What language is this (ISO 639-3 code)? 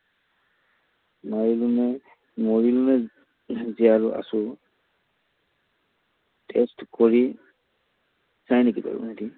asm